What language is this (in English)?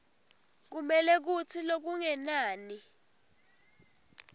Swati